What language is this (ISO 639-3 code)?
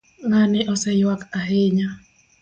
luo